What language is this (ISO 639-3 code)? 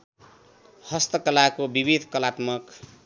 nep